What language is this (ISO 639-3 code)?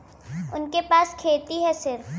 bho